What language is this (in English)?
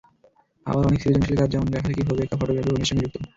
Bangla